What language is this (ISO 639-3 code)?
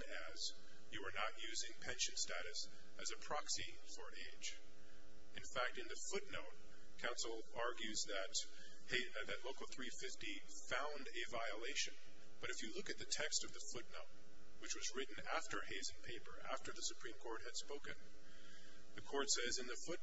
eng